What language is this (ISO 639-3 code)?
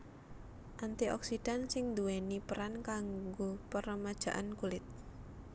jav